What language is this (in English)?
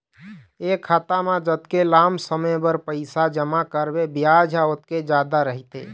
Chhattisgarhi